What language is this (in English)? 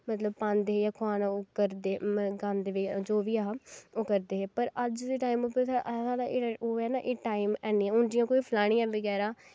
Dogri